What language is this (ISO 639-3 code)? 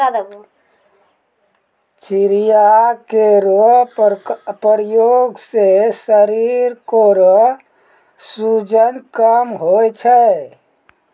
mai